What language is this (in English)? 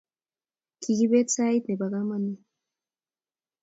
Kalenjin